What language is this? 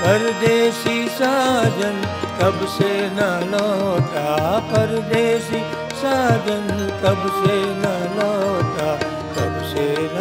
Hindi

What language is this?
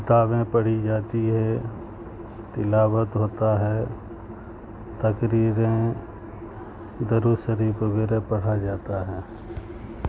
Urdu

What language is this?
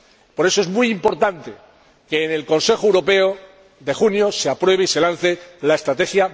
Spanish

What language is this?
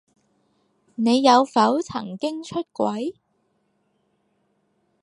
Cantonese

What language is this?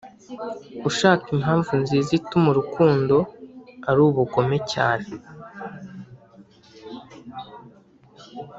Kinyarwanda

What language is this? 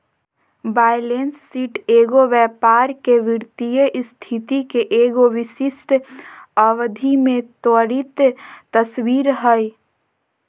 Magahi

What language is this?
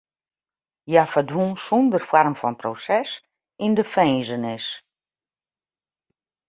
Western Frisian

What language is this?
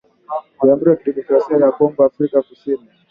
Swahili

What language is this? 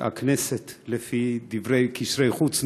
Hebrew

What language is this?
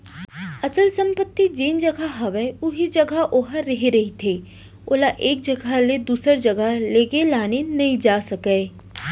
Chhattisgarhi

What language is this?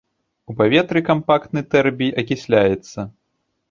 Belarusian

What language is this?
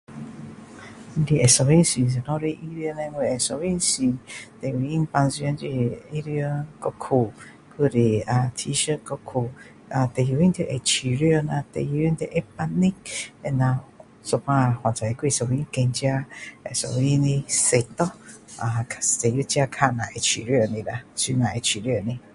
Min Dong Chinese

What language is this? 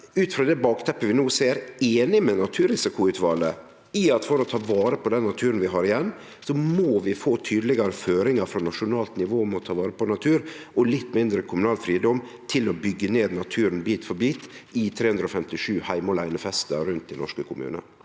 Norwegian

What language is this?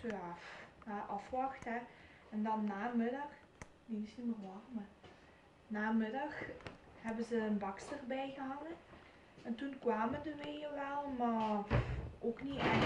Dutch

